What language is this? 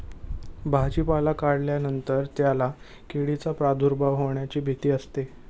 Marathi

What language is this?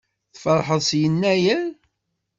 Kabyle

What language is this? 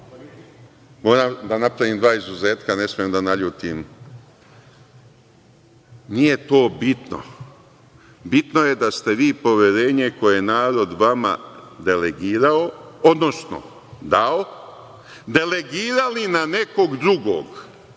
Serbian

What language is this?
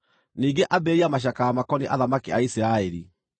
Kikuyu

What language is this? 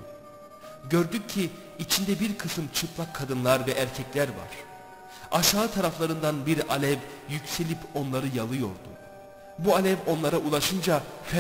Turkish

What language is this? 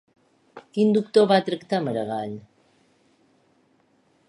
Catalan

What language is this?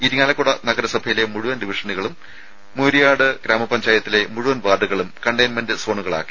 Malayalam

